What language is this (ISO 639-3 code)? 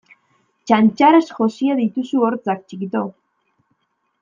eus